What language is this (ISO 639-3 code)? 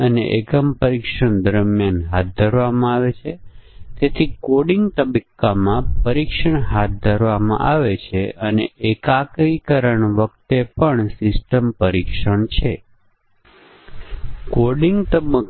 guj